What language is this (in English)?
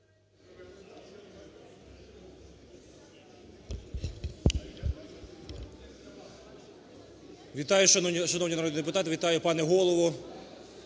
Ukrainian